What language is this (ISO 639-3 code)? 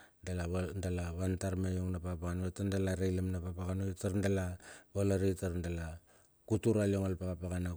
bxf